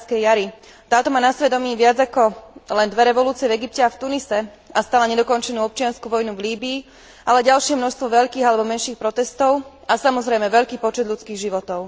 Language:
Slovak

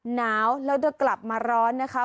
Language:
Thai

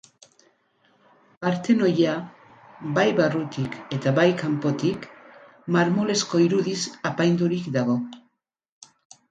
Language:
Basque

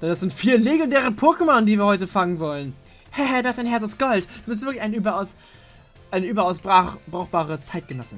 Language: German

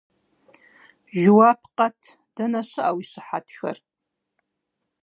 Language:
Kabardian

